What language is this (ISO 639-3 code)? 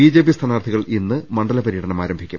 mal